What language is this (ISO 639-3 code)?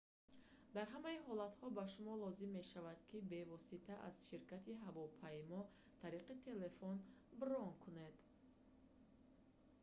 tgk